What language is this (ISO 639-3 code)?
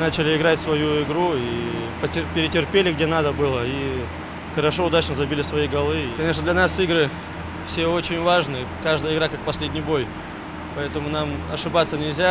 rus